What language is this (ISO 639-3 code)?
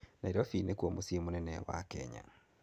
kik